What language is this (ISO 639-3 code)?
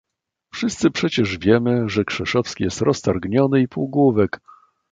pol